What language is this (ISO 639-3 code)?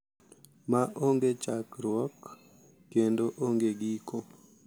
luo